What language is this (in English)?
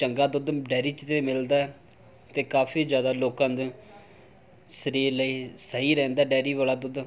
Punjabi